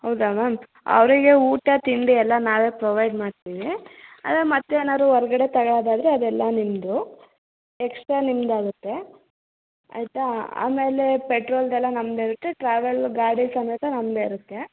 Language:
Kannada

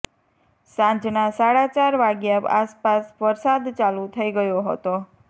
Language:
Gujarati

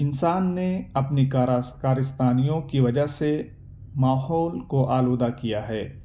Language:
Urdu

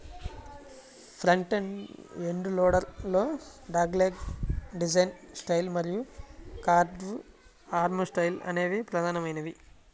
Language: Telugu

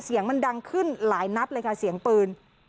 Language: Thai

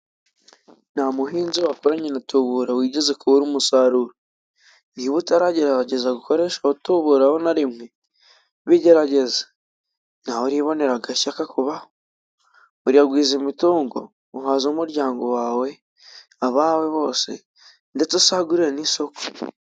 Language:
Kinyarwanda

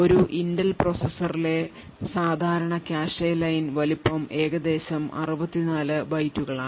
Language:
Malayalam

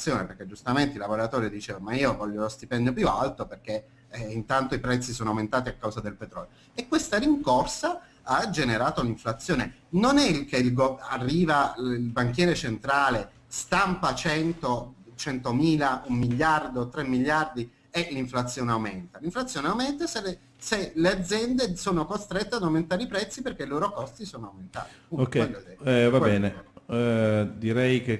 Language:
Italian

